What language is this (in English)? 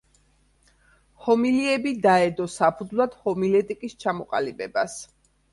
Georgian